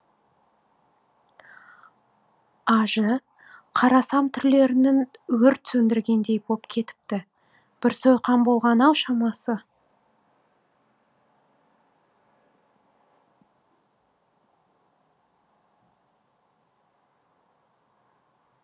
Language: Kazakh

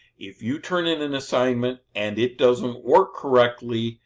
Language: English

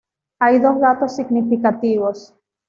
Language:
Spanish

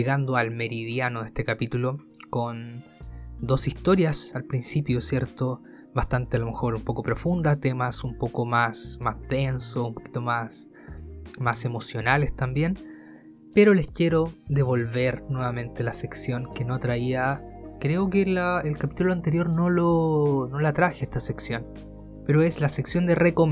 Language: Spanish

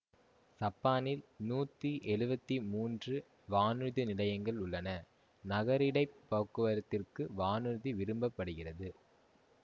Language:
Tamil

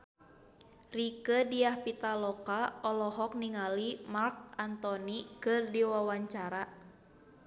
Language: Sundanese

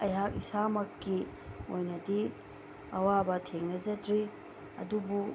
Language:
Manipuri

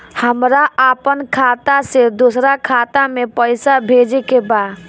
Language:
Bhojpuri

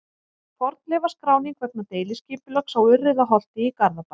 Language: Icelandic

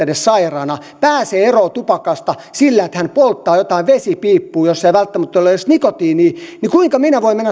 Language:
Finnish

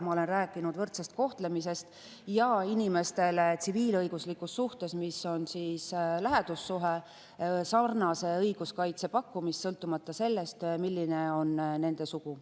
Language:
Estonian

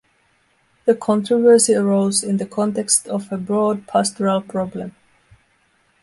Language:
English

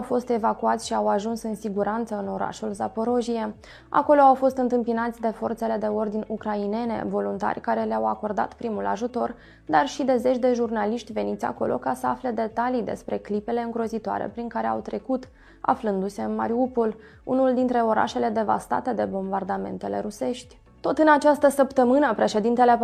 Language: Romanian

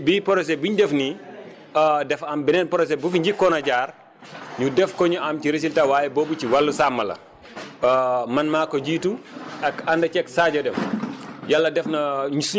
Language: Wolof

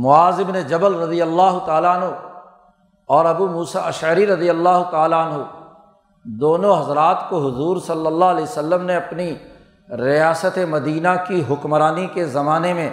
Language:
Urdu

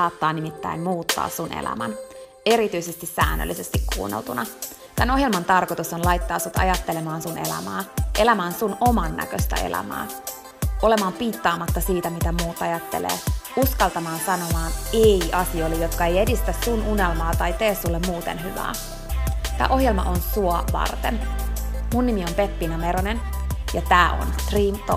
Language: Finnish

